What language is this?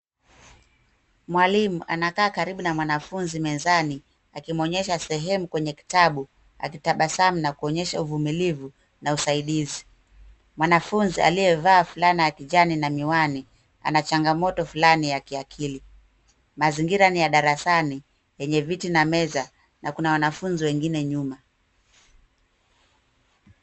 Swahili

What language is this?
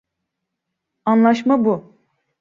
Turkish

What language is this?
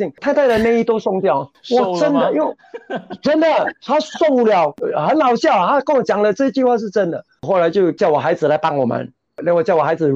Chinese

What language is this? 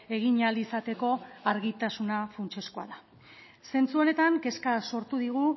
Basque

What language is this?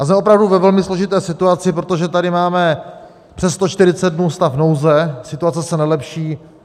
Czech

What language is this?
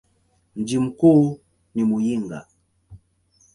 Swahili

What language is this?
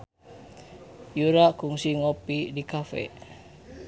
Sundanese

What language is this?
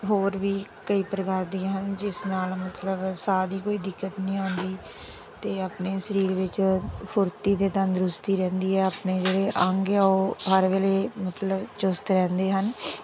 Punjabi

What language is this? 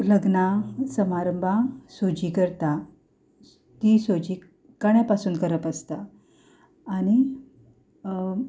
Konkani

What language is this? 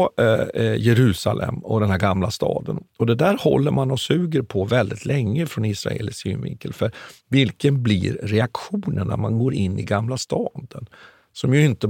Swedish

